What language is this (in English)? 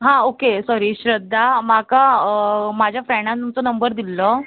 Konkani